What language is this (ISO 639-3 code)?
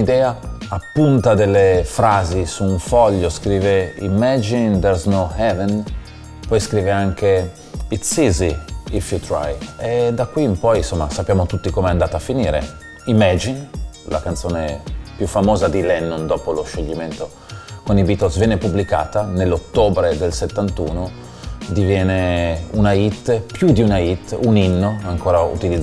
ita